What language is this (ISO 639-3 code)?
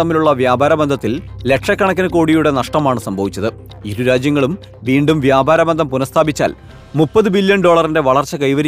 mal